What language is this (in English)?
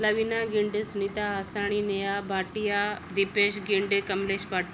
Sindhi